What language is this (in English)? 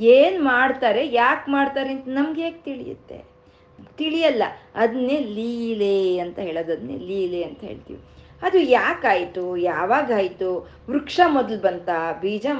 Kannada